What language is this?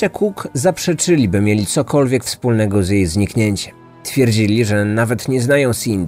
Polish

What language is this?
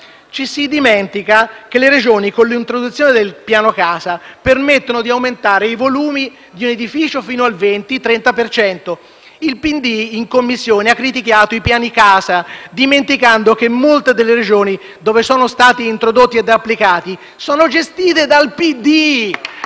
Italian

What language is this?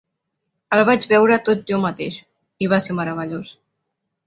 Catalan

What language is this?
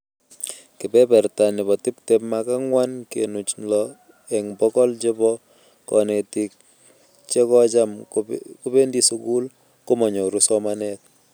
Kalenjin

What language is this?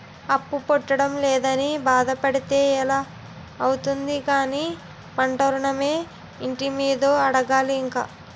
Telugu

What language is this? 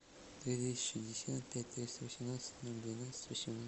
Russian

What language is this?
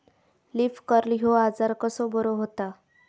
Marathi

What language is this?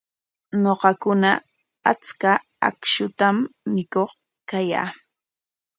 Corongo Ancash Quechua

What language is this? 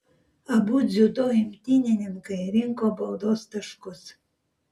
Lithuanian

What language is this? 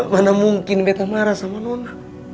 Indonesian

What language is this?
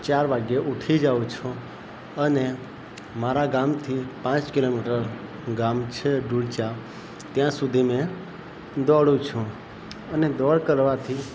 Gujarati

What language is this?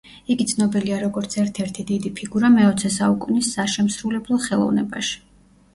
Georgian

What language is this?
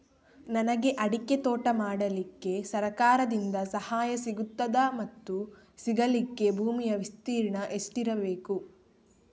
Kannada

